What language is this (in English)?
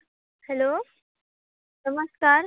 Konkani